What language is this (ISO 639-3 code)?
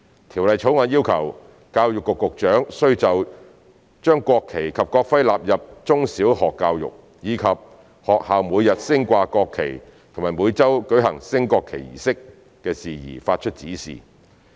yue